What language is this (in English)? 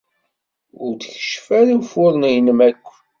Kabyle